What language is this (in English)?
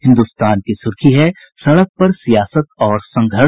Hindi